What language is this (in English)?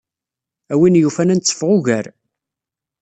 Kabyle